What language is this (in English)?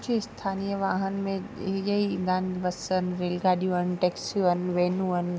Sindhi